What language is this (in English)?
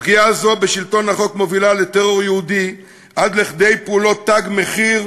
Hebrew